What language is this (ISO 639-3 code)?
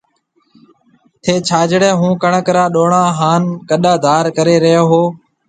mve